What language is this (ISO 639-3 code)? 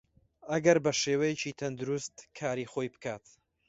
ckb